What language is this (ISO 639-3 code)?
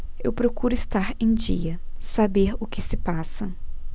por